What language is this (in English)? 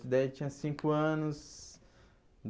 Portuguese